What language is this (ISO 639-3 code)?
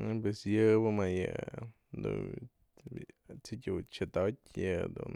mzl